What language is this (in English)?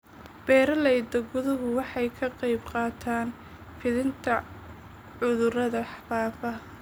Somali